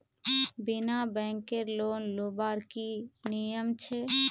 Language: Magahi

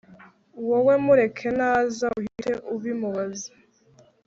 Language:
Kinyarwanda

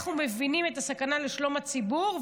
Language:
Hebrew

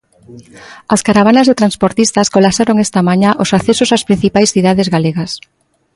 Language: Galician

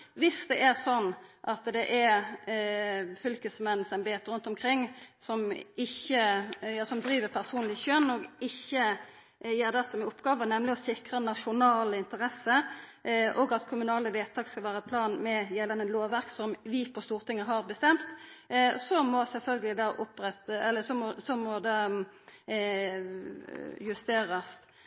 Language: Norwegian Nynorsk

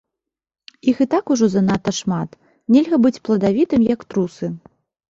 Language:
Belarusian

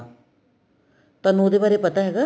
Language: Punjabi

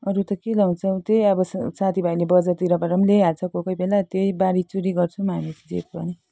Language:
Nepali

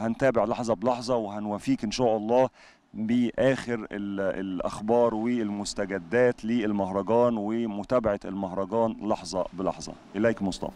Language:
Arabic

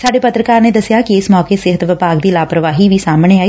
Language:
Punjabi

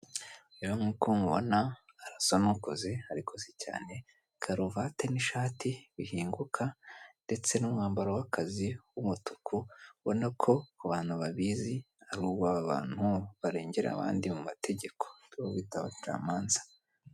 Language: Kinyarwanda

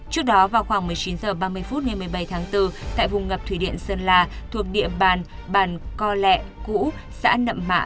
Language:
Vietnamese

